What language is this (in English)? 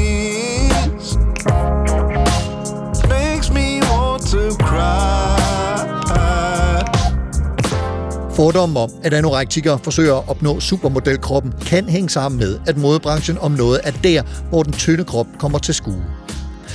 Danish